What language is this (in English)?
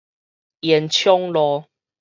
Min Nan Chinese